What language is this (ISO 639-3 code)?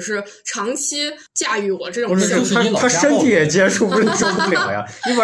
zho